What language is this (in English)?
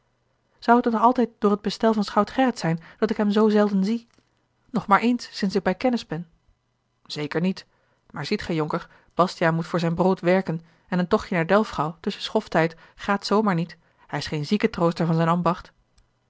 Dutch